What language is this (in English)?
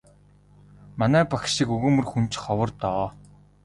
Mongolian